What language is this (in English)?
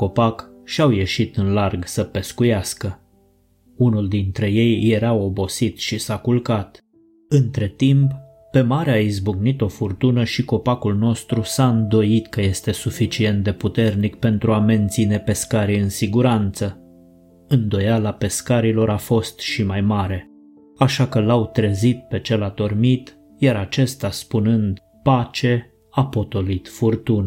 Romanian